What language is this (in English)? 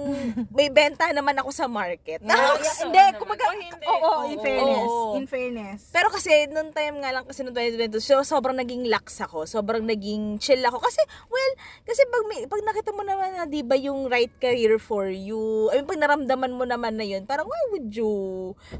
Filipino